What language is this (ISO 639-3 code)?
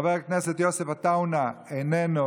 heb